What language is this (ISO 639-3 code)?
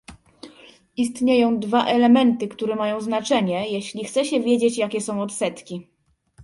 pol